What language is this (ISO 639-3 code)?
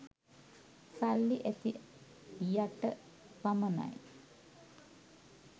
sin